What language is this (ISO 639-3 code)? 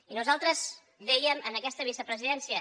cat